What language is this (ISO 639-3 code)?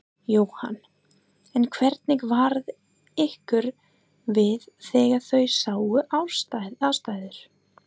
isl